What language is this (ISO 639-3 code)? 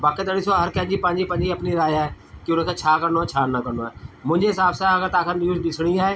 snd